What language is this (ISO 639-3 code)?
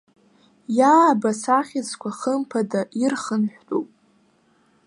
abk